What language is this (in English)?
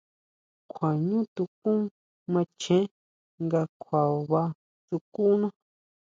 Huautla Mazatec